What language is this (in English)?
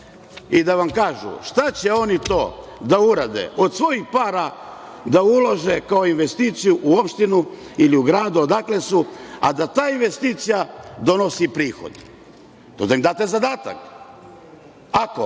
Serbian